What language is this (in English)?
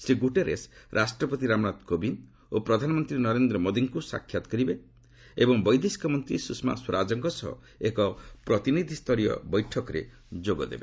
Odia